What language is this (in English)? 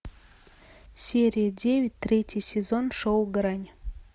Russian